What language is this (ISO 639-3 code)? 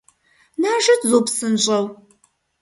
kbd